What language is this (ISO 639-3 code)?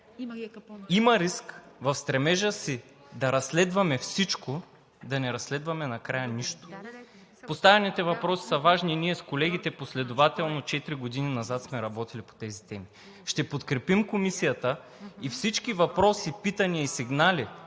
bul